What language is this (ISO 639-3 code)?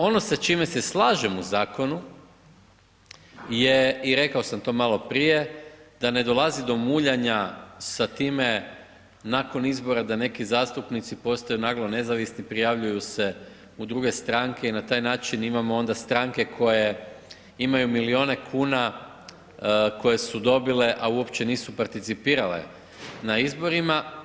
hrv